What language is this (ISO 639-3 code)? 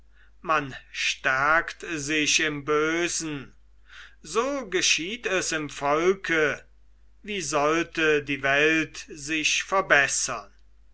deu